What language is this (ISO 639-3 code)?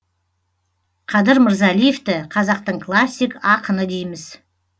kaz